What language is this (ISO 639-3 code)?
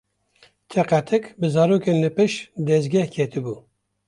kur